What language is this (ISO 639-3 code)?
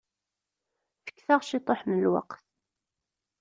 kab